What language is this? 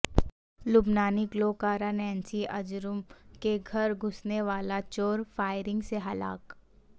Urdu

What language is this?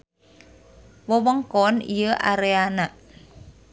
Sundanese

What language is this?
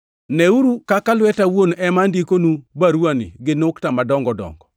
Luo (Kenya and Tanzania)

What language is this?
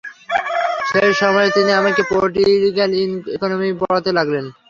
Bangla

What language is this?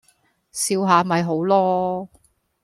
Cantonese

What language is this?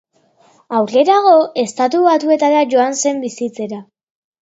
Basque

